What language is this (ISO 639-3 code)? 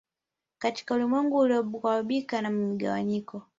swa